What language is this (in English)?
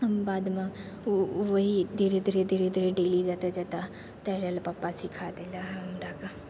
Maithili